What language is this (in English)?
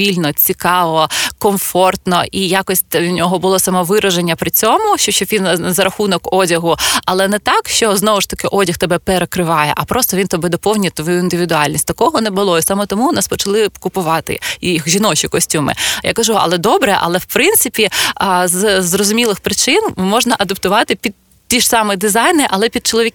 Ukrainian